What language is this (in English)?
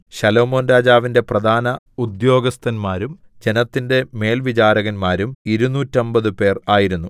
Malayalam